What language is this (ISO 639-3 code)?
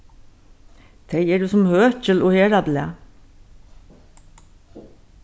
fao